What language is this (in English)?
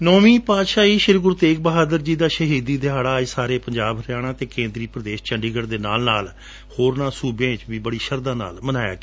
Punjabi